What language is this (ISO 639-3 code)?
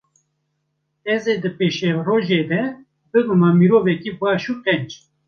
kur